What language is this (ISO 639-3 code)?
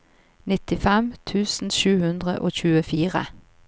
nor